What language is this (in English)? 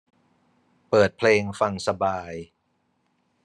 Thai